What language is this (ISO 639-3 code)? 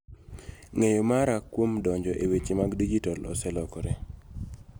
luo